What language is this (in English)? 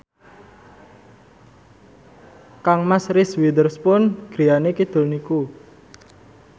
Javanese